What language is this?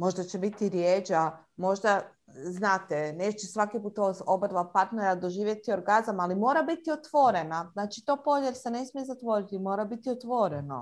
Croatian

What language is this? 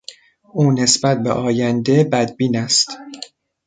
Persian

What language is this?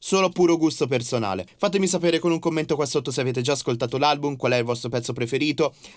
Italian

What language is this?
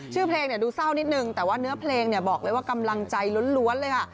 Thai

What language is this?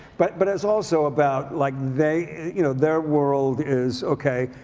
English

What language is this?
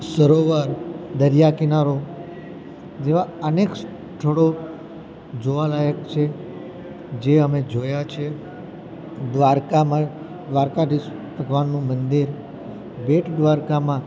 Gujarati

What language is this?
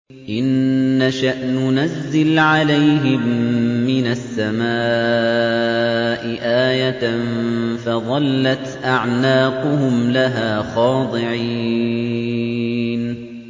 Arabic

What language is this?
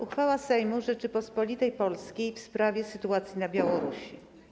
Polish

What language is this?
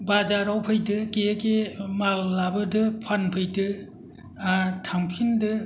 Bodo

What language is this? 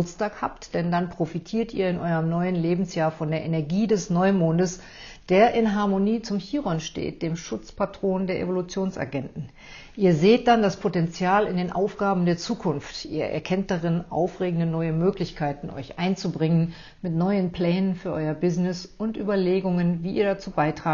German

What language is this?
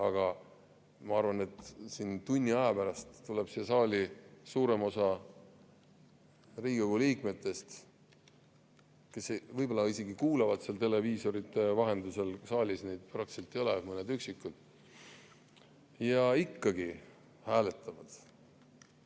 Estonian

